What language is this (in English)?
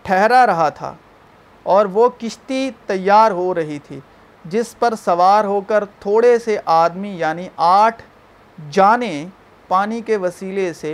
Urdu